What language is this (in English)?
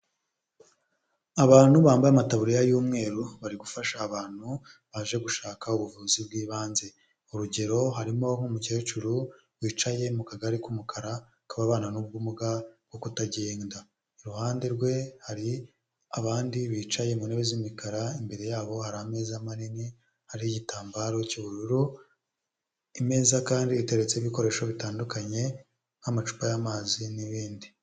Kinyarwanda